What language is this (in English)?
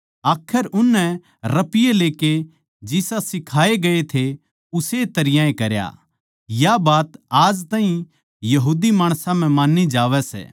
Haryanvi